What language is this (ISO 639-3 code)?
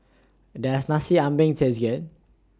eng